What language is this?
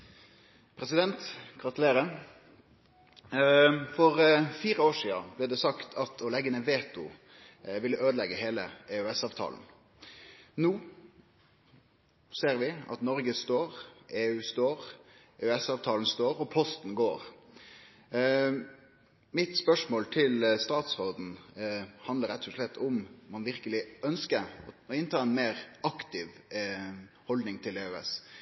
Norwegian Nynorsk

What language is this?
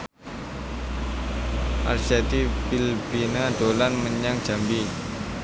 Javanese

